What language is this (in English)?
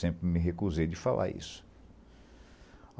Portuguese